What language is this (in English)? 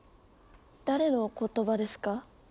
Japanese